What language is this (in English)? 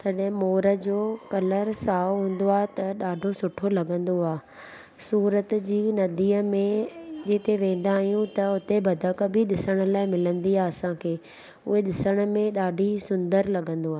Sindhi